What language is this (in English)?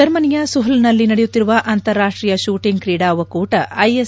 Kannada